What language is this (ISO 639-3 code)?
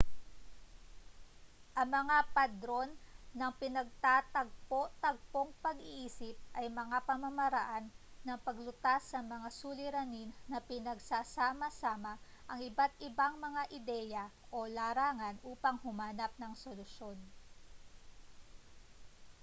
fil